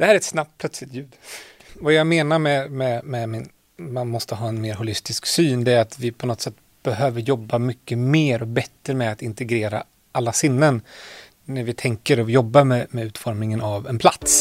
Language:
Swedish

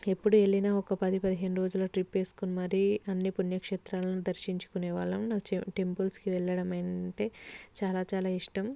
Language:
Telugu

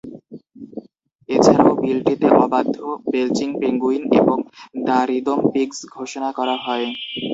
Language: Bangla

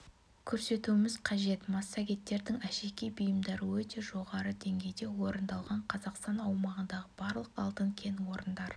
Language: Kazakh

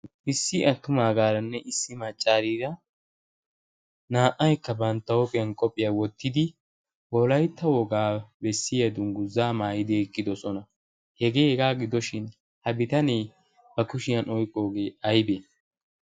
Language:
Wolaytta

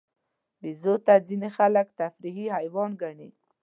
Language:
Pashto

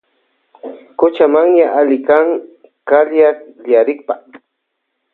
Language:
Loja Highland Quichua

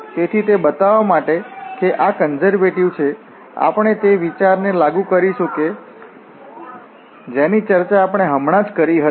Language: Gujarati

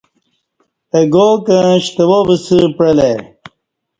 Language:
Kati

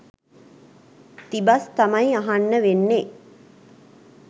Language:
Sinhala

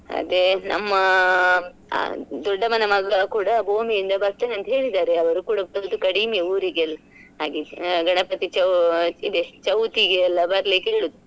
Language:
Kannada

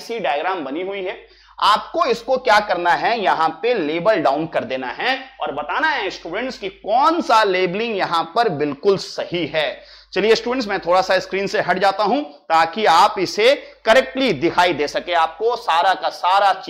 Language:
Hindi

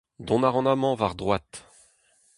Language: Breton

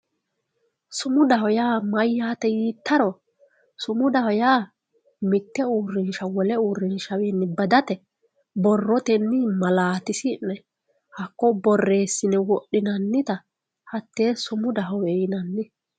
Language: Sidamo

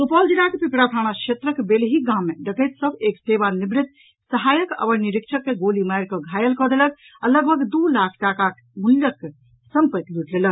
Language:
Maithili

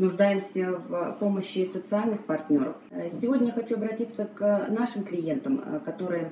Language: Russian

